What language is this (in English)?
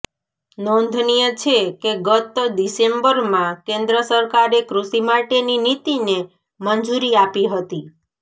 Gujarati